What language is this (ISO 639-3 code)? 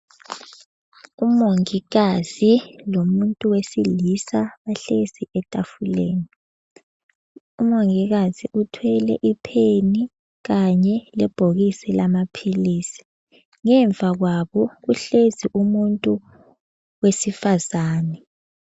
nde